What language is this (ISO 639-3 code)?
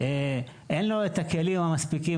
heb